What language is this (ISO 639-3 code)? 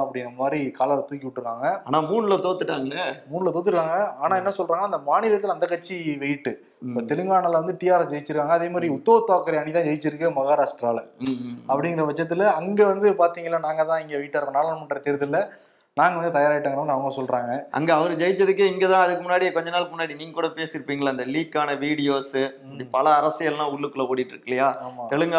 tam